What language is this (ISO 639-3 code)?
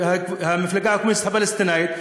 heb